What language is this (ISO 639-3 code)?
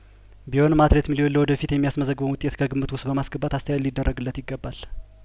amh